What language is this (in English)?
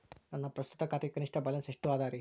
Kannada